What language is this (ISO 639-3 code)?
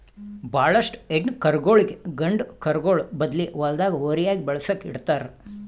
kan